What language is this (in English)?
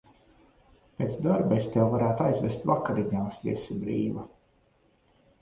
Latvian